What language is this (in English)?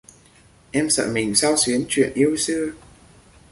Vietnamese